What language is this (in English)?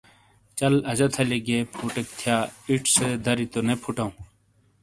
Shina